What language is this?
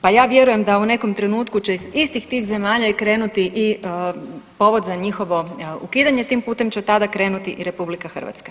Croatian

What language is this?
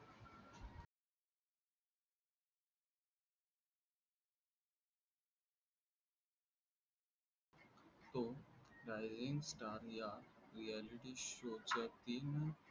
Marathi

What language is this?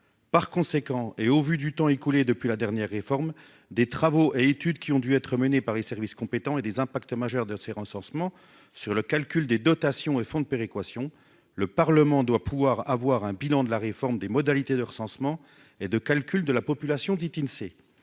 French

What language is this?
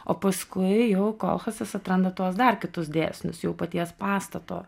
Lithuanian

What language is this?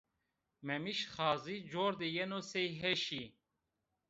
Zaza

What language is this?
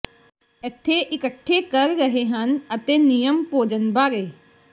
Punjabi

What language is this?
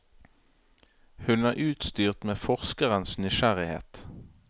Norwegian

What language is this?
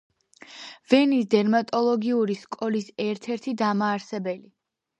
Georgian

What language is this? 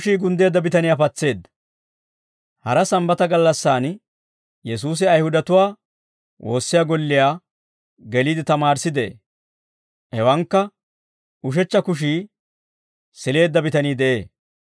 Dawro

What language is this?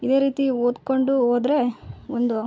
Kannada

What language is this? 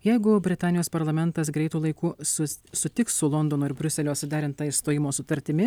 Lithuanian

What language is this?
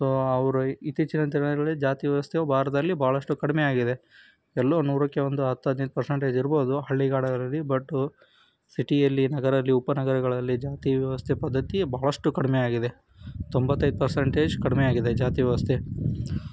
Kannada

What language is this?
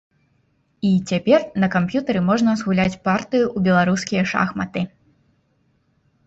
Belarusian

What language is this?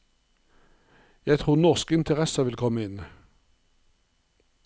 Norwegian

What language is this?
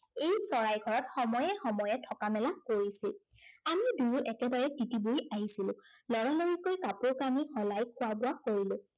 Assamese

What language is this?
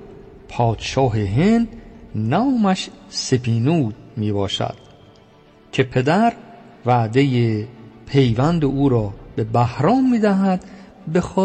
Persian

